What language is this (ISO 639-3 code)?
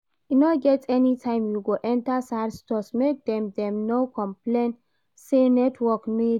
pcm